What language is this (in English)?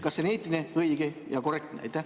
Estonian